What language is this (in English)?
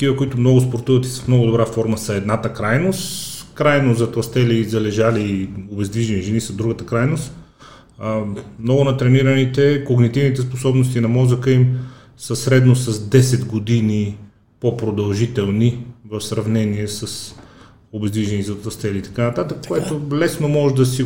Bulgarian